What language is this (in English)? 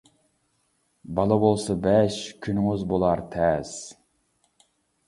Uyghur